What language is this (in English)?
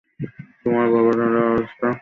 Bangla